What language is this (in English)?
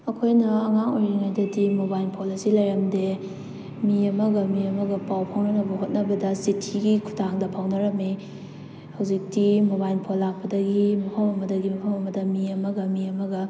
Manipuri